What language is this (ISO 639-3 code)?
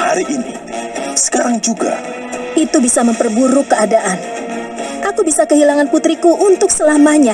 ind